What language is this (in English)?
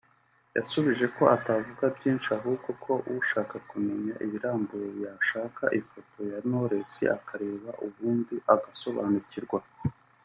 Kinyarwanda